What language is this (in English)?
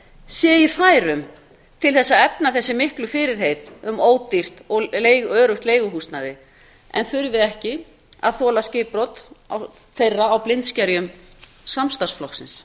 Icelandic